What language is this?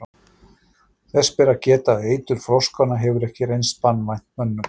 Icelandic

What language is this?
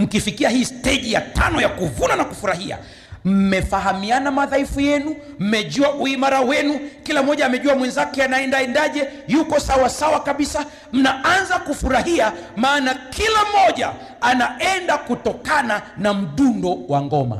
Swahili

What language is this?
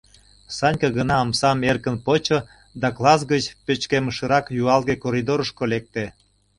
Mari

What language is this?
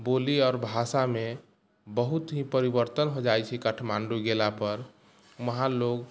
Maithili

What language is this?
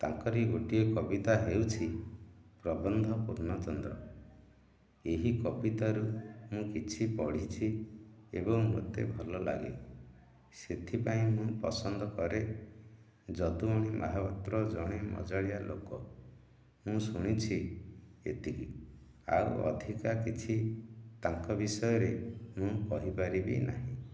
Odia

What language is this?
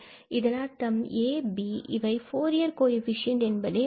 Tamil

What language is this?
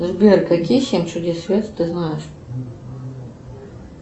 Russian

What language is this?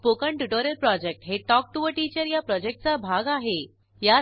Marathi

